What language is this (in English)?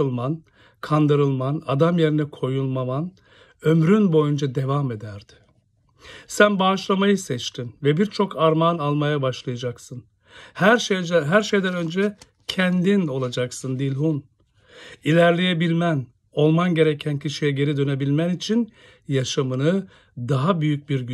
Turkish